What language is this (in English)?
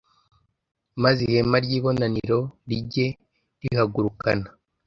Kinyarwanda